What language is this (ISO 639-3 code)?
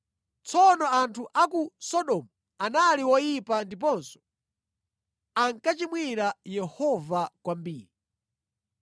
nya